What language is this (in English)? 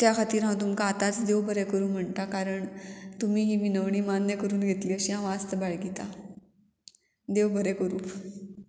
Konkani